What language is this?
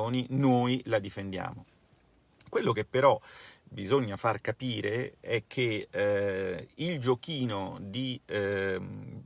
Italian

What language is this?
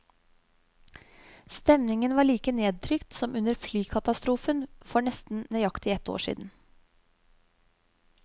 Norwegian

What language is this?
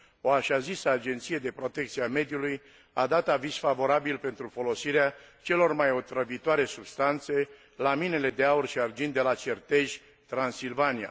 Romanian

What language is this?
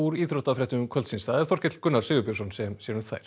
Icelandic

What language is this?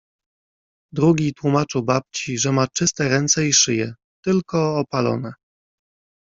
Polish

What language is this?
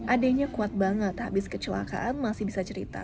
Indonesian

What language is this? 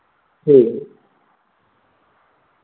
Dogri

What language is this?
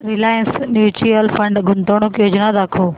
Marathi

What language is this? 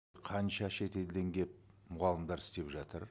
Kazakh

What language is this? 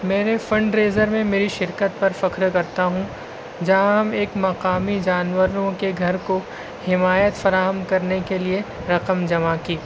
Urdu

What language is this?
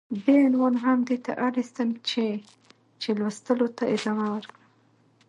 Pashto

